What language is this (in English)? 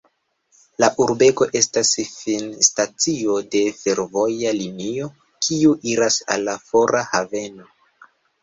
Esperanto